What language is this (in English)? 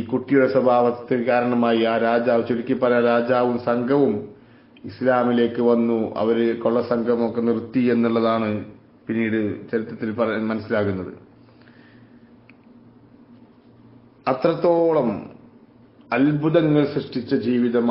Arabic